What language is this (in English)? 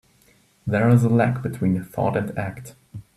English